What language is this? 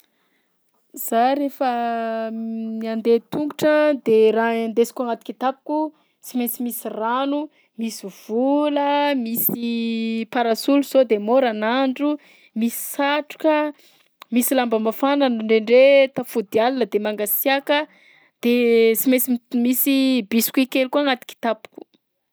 Southern Betsimisaraka Malagasy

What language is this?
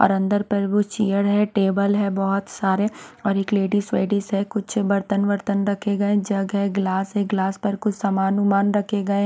Hindi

